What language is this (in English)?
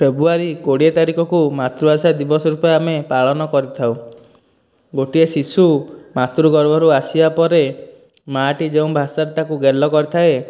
Odia